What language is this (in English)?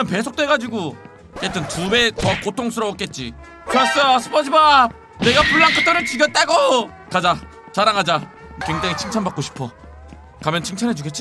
Korean